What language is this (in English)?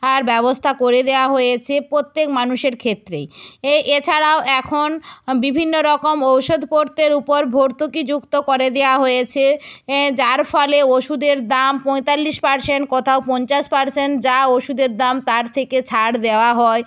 Bangla